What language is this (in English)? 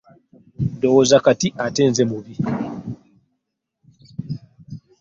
Ganda